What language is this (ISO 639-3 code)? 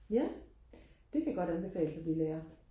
dan